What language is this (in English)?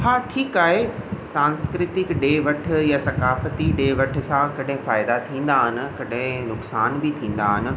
Sindhi